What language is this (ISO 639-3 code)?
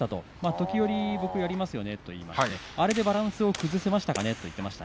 jpn